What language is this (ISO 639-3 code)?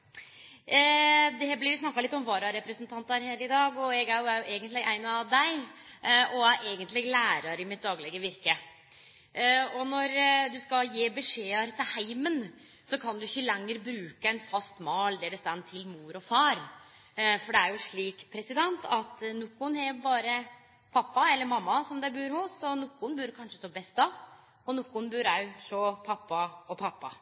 nno